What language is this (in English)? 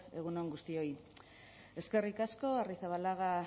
Basque